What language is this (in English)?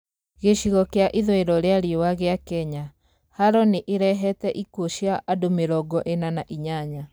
Kikuyu